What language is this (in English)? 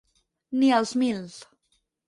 Catalan